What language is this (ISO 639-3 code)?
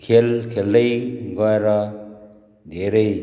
nep